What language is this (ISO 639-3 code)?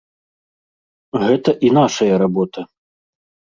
bel